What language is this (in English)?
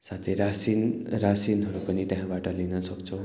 Nepali